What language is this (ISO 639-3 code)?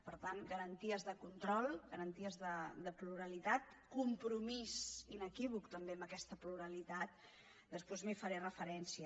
cat